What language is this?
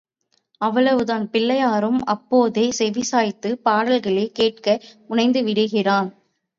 Tamil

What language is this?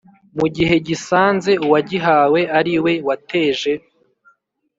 Kinyarwanda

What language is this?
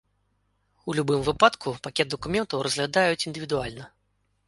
Belarusian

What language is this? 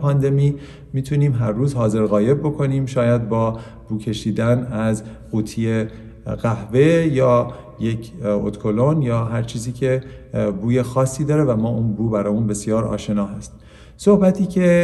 Persian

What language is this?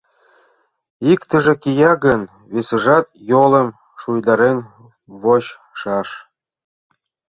Mari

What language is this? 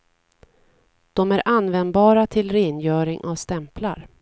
Swedish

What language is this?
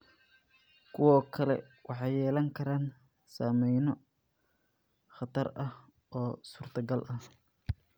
Somali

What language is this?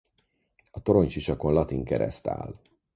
Hungarian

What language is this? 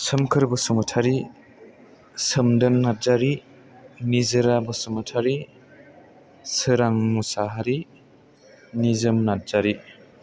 Bodo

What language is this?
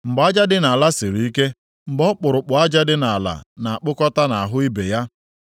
Igbo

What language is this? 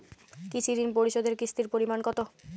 Bangla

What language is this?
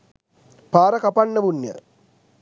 Sinhala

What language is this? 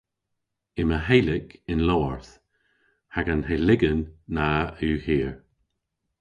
Cornish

